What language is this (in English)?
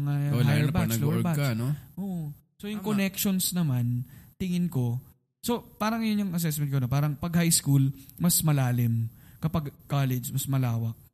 Filipino